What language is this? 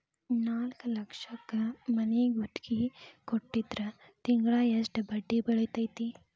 Kannada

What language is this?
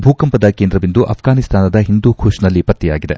Kannada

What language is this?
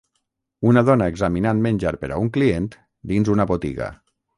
Catalan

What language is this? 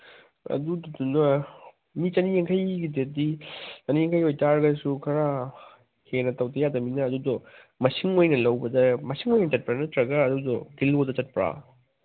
Manipuri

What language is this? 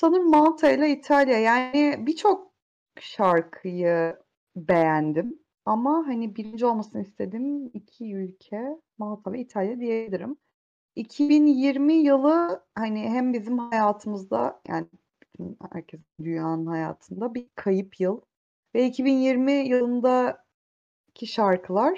Turkish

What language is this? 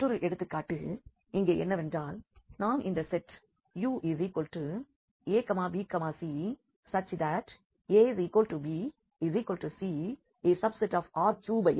Tamil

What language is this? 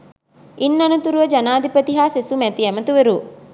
Sinhala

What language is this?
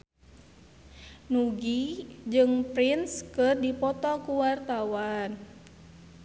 Sundanese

